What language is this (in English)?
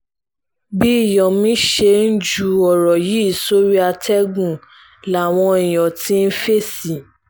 Yoruba